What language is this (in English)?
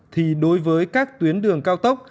Vietnamese